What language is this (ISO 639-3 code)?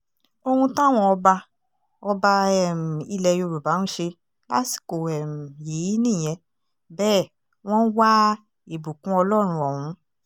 yor